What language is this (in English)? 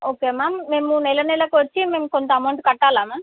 Telugu